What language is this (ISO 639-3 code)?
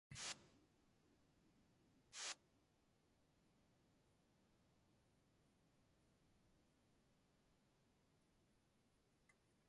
ipk